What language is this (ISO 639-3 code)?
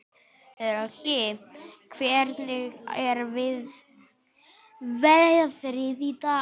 isl